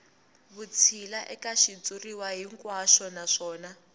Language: Tsonga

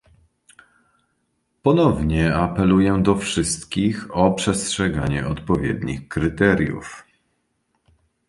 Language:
Polish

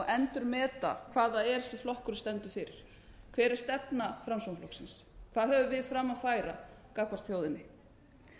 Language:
Icelandic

